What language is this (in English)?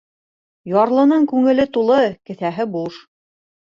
Bashkir